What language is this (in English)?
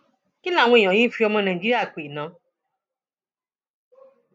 Yoruba